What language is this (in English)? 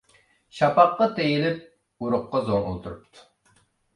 Uyghur